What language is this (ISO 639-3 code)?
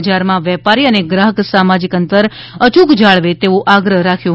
guj